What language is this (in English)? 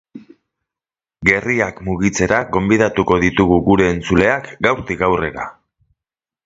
Basque